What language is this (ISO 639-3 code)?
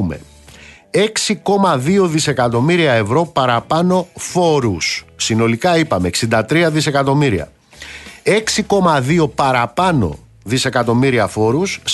ell